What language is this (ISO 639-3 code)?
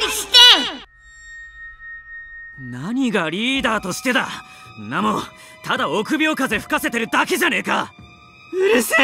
jpn